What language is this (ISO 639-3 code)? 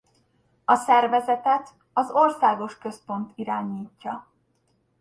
hun